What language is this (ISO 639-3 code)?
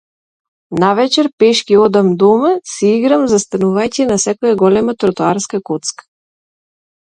mkd